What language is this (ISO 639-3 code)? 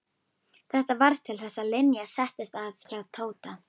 isl